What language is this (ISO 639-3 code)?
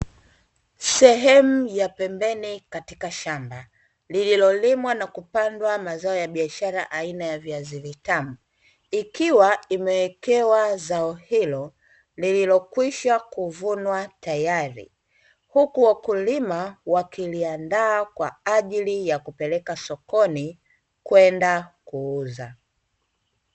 swa